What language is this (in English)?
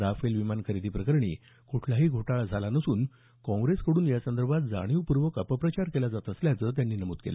Marathi